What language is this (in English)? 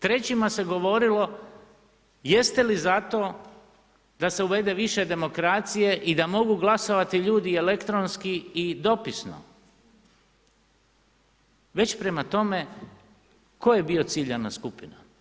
Croatian